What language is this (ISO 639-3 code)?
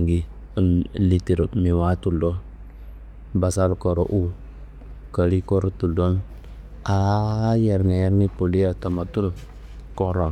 kbl